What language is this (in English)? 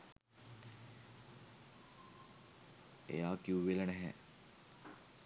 Sinhala